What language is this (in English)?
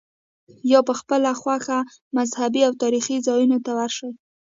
Pashto